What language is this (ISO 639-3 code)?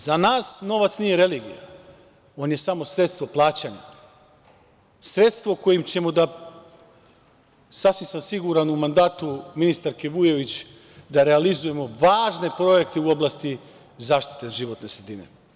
srp